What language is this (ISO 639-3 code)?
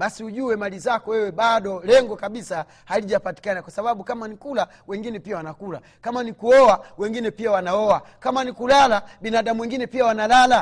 swa